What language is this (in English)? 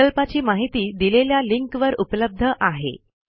Marathi